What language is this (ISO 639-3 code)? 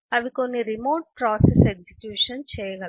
tel